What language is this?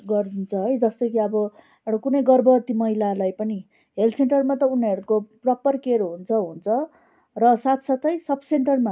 Nepali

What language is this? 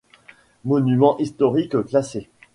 French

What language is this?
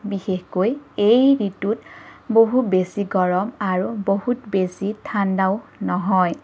Assamese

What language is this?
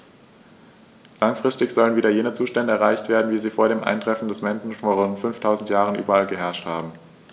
German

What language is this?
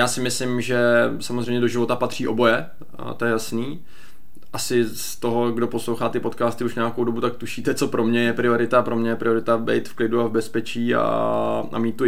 Czech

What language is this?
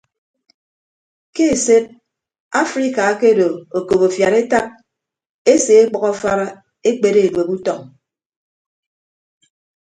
Ibibio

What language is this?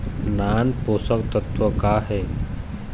Chhattisgarhi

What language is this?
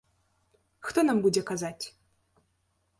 Belarusian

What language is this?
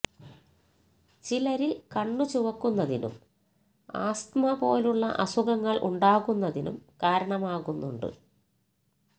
Malayalam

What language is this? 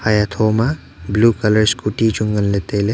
Wancho Naga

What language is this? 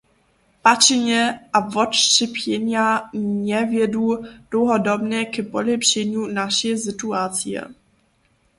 Upper Sorbian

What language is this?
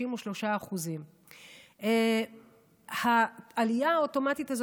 Hebrew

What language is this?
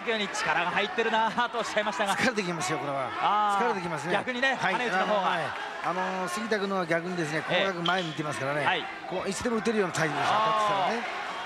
Japanese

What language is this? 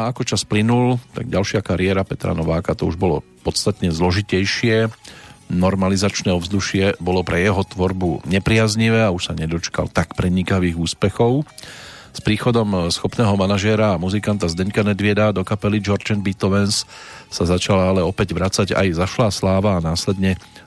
Slovak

